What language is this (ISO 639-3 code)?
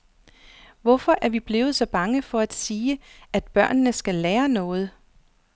dan